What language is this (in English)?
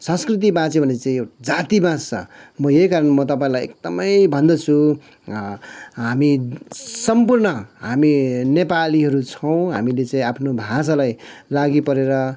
Nepali